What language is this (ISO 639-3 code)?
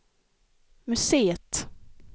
swe